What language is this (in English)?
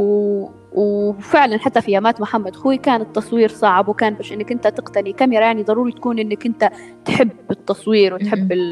Arabic